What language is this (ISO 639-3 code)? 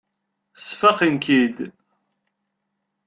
kab